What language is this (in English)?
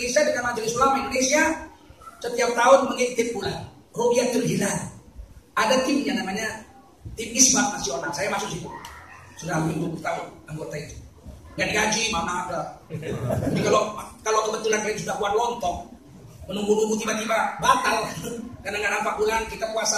Indonesian